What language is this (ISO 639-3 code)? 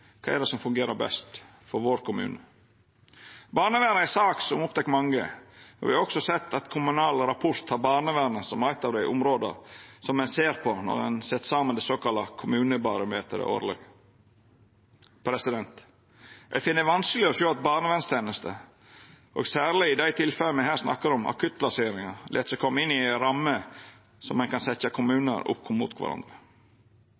nno